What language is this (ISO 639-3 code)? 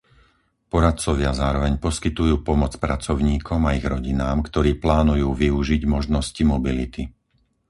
slk